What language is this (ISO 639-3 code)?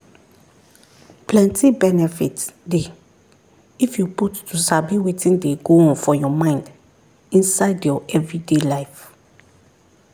pcm